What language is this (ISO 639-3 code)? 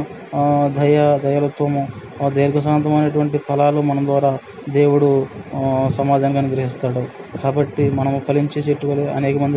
tel